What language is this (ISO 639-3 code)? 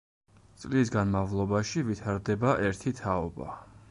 kat